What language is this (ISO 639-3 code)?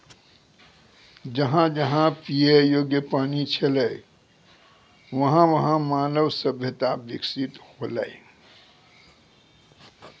mai